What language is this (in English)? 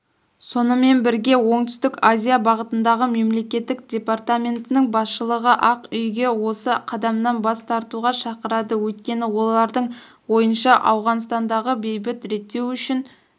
Kazakh